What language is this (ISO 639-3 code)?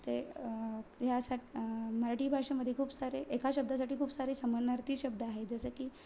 mar